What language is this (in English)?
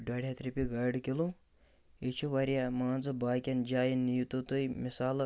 Kashmiri